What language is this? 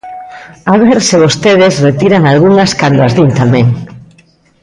Galician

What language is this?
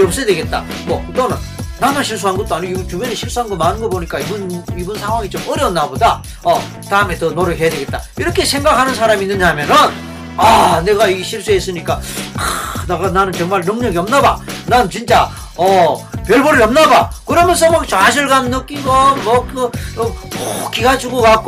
Korean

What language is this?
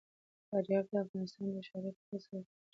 Pashto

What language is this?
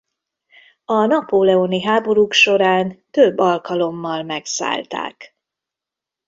Hungarian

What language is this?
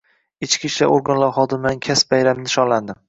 Uzbek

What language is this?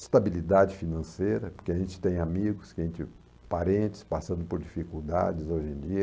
Portuguese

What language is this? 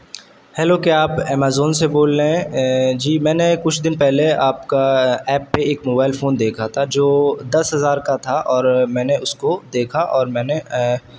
Urdu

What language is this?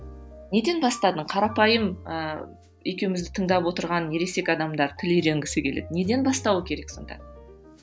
Kazakh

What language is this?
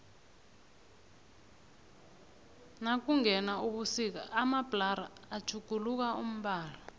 South Ndebele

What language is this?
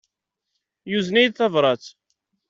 Kabyle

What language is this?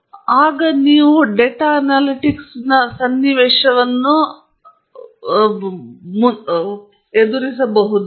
Kannada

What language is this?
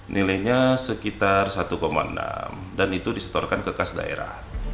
Indonesian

